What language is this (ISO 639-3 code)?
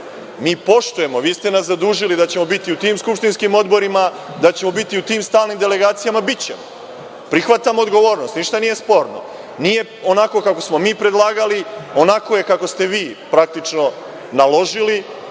srp